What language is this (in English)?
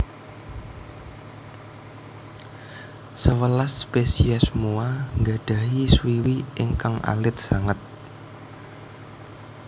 Javanese